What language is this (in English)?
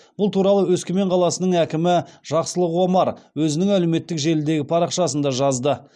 Kazakh